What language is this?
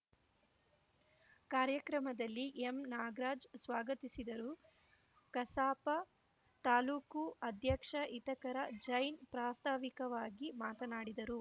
Kannada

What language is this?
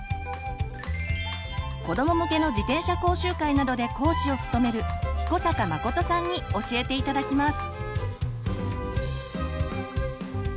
Japanese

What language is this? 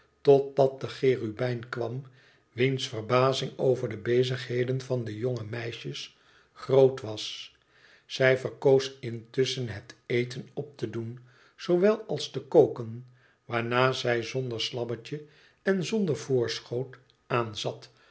Dutch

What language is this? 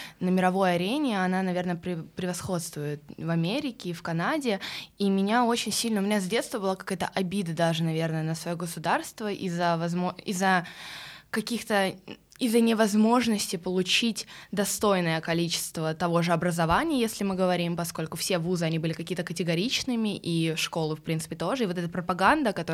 Russian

